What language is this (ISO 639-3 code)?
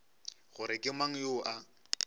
nso